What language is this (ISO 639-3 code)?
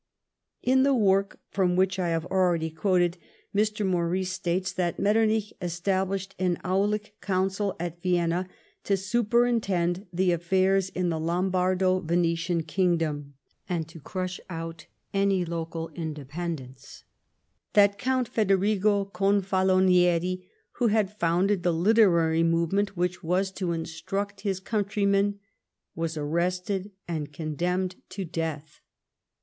eng